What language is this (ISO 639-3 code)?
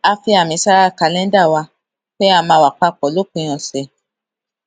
yor